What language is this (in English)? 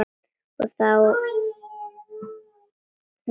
Icelandic